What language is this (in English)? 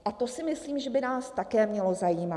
Czech